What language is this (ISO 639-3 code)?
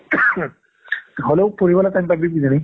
asm